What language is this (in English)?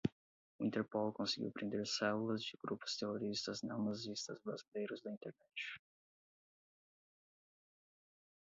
Portuguese